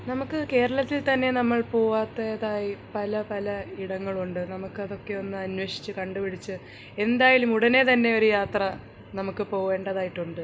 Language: Malayalam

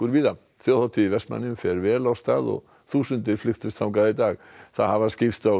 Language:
Icelandic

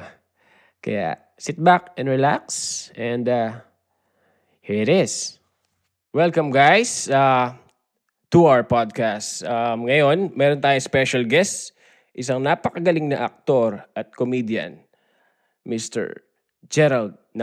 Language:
Filipino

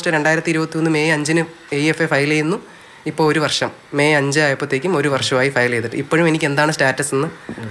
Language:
Malayalam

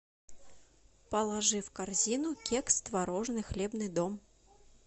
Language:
Russian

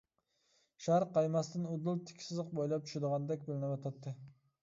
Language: Uyghur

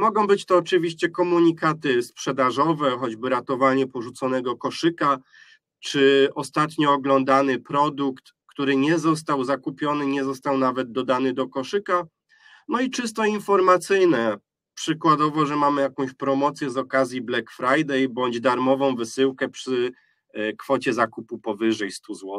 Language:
Polish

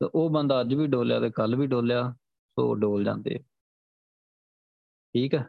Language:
Punjabi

